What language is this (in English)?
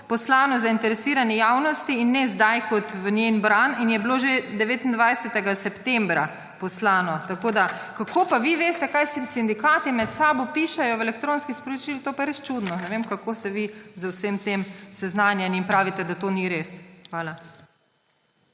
Slovenian